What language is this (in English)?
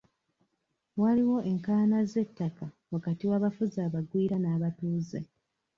Ganda